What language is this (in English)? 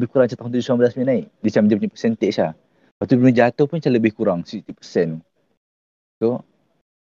Malay